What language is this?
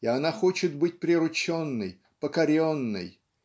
Russian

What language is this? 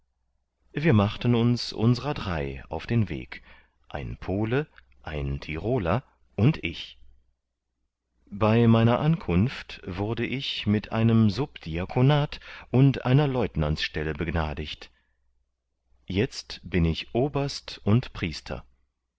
German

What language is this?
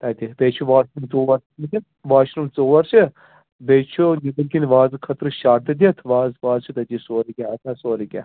Kashmiri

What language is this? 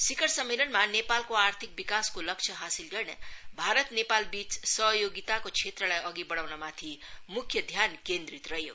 Nepali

